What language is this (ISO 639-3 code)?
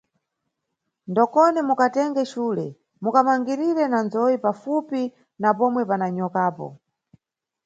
nyu